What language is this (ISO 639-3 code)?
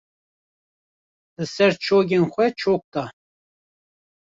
kur